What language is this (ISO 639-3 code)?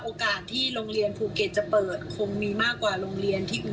tha